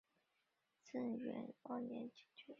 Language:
Chinese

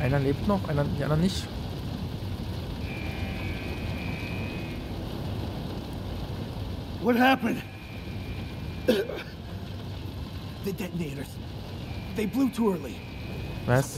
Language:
German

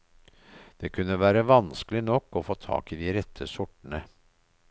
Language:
Norwegian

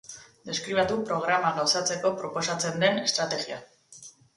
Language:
Basque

